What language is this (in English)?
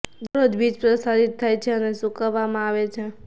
Gujarati